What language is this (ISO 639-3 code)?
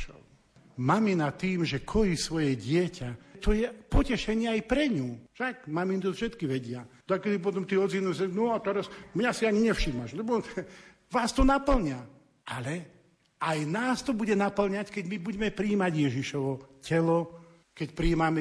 slk